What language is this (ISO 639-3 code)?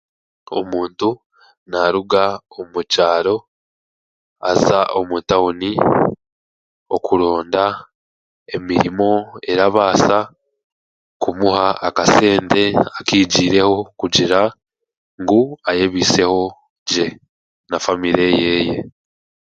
cgg